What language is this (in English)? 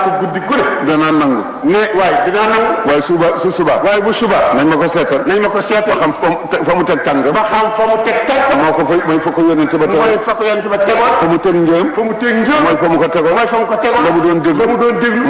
Arabic